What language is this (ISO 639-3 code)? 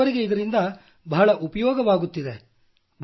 kan